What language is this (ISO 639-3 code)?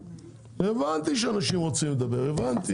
heb